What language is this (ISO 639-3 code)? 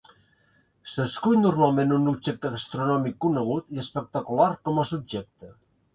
cat